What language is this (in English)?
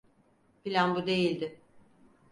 Turkish